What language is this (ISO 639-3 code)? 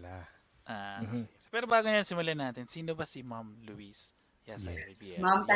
fil